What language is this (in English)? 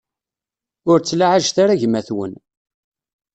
Kabyle